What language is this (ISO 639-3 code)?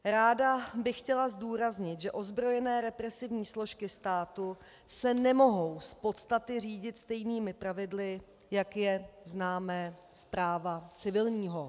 ces